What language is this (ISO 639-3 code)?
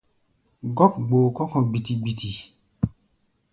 gba